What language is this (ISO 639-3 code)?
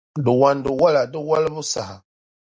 dag